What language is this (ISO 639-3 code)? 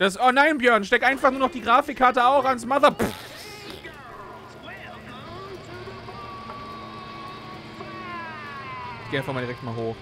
deu